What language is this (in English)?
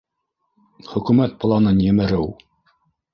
Bashkir